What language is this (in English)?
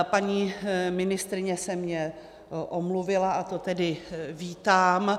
Czech